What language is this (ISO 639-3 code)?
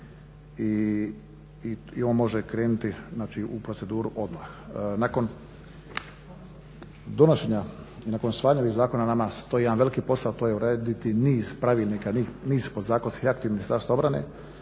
hrv